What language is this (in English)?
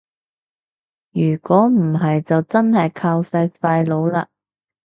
Cantonese